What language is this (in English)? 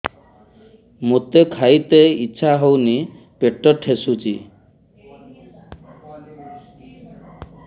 Odia